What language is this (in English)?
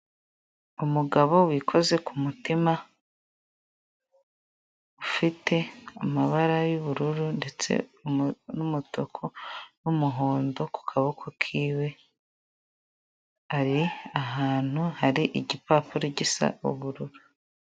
Kinyarwanda